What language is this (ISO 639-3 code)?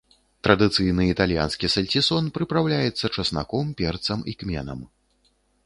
bel